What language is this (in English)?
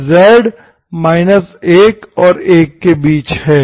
Hindi